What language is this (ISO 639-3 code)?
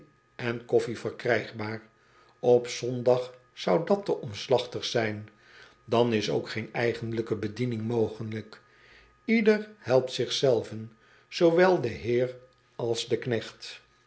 nld